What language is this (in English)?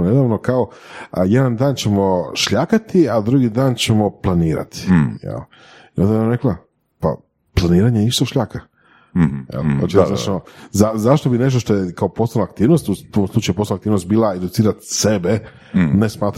Croatian